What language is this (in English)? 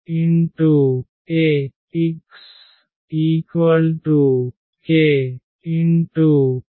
Telugu